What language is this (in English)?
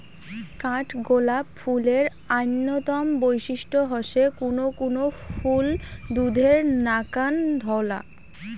Bangla